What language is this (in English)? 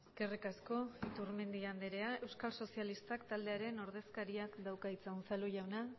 Basque